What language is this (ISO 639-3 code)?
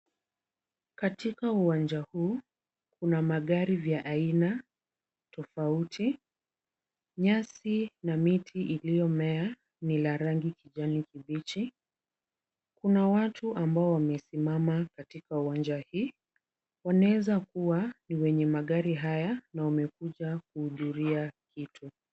swa